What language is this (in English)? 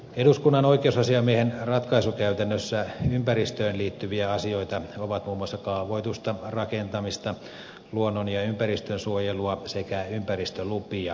Finnish